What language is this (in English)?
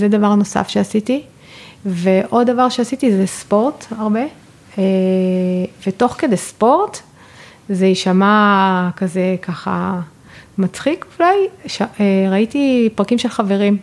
Hebrew